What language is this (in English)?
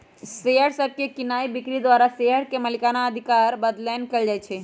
Magahi